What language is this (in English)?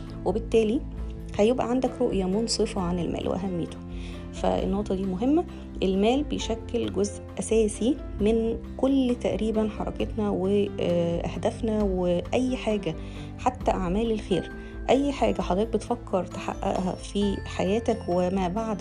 Arabic